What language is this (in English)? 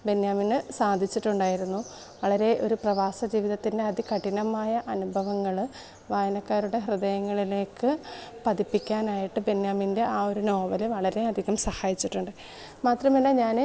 Malayalam